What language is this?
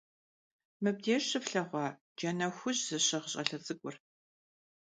Kabardian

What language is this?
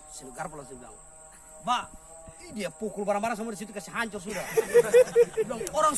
Indonesian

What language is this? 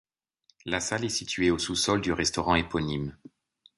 French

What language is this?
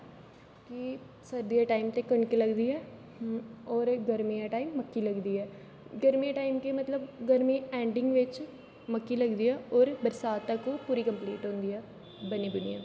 Dogri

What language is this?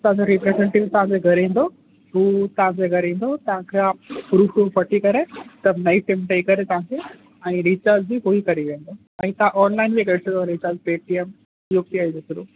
Sindhi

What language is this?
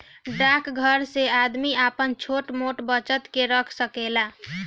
Bhojpuri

